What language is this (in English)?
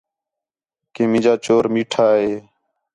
Khetrani